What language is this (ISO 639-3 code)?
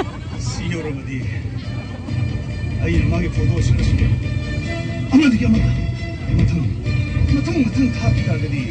ara